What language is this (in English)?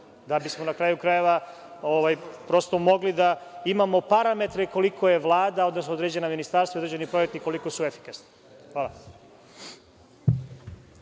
Serbian